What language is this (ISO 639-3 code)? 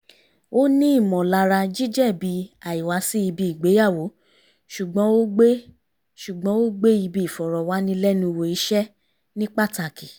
yor